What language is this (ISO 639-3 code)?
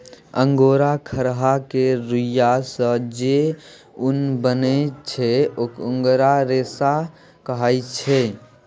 mai